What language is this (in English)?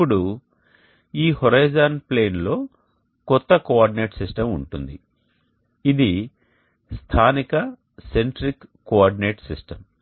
Telugu